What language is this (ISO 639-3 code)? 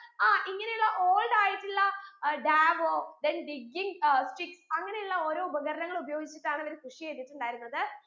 mal